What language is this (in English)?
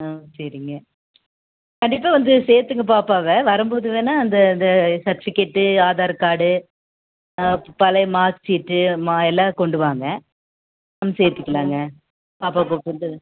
Tamil